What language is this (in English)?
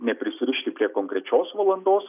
Lithuanian